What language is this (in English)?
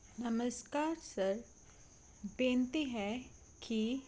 Punjabi